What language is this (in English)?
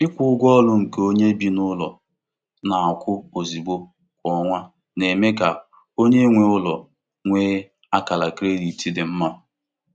Igbo